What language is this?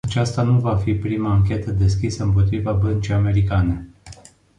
Romanian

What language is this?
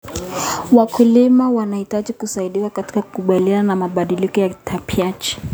Kalenjin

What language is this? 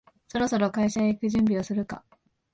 Japanese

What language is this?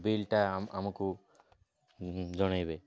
Odia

